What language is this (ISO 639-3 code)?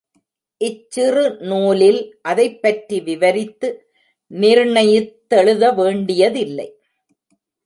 tam